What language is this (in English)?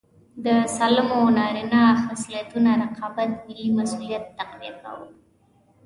Pashto